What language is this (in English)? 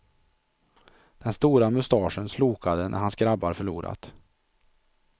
Swedish